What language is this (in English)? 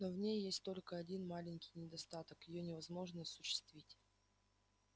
Russian